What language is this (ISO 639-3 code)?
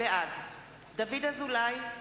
heb